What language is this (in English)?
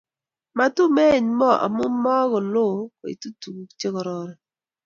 Kalenjin